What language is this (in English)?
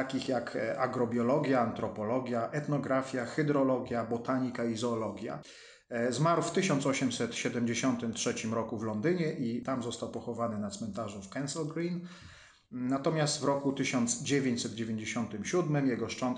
Polish